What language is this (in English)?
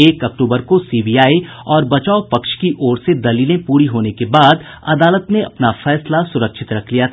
Hindi